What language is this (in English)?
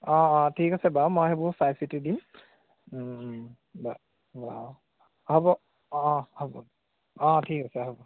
Assamese